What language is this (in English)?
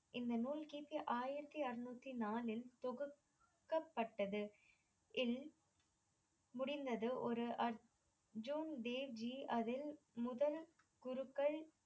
Tamil